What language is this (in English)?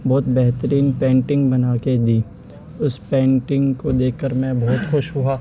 Urdu